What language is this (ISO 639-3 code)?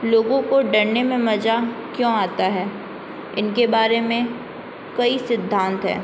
hin